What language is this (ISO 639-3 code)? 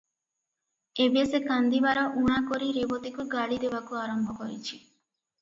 ori